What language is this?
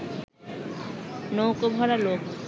Bangla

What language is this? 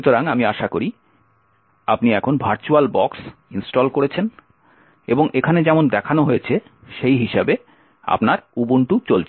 Bangla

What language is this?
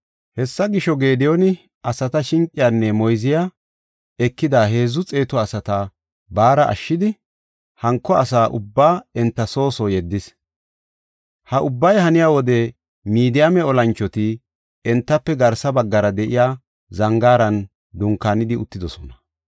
Gofa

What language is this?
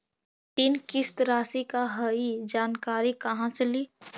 Magahi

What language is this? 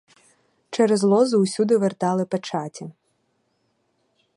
Ukrainian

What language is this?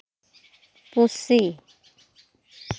Santali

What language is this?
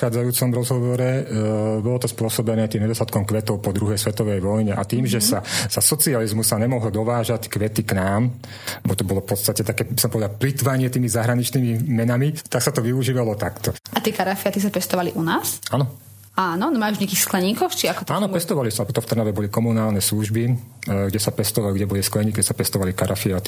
Slovak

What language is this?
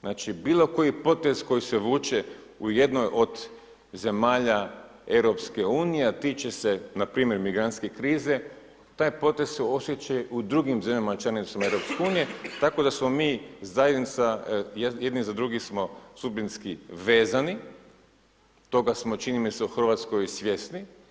Croatian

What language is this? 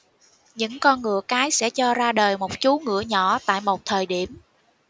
Vietnamese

